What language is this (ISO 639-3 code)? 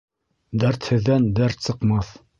bak